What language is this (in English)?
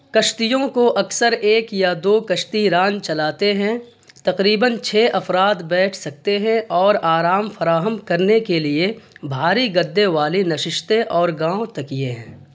Urdu